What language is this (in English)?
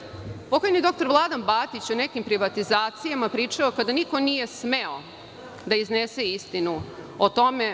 Serbian